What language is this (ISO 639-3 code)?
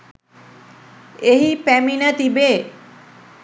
sin